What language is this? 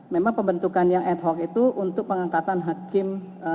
Indonesian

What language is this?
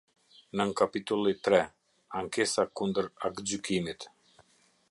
Albanian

